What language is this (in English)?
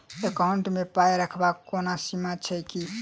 Maithili